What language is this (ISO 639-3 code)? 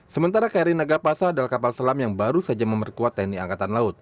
ind